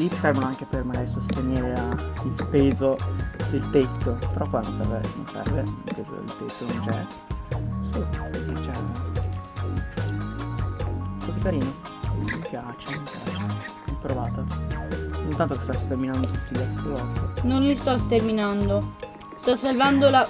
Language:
Italian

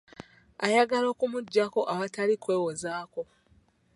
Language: Ganda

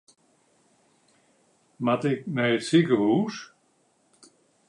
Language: Western Frisian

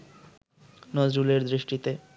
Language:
Bangla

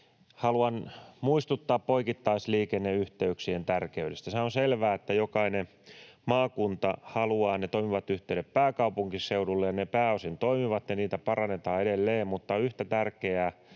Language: Finnish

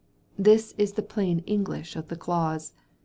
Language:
English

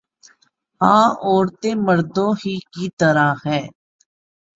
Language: Urdu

